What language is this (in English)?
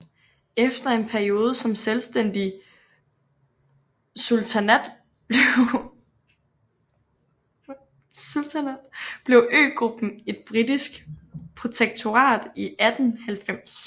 Danish